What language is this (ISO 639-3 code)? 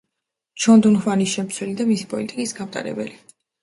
kat